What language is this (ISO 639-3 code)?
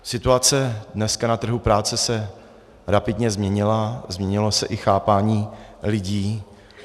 ces